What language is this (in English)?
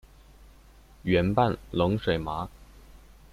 Chinese